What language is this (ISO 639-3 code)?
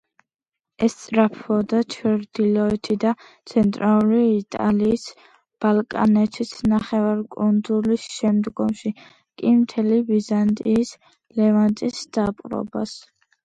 kat